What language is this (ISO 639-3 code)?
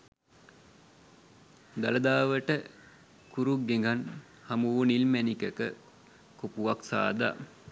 sin